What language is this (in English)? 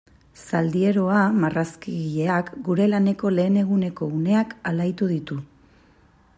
Basque